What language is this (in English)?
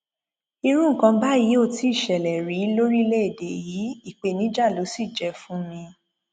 Yoruba